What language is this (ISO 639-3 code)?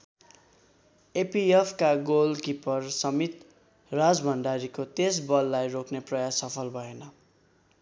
nep